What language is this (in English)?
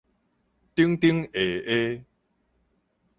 Min Nan Chinese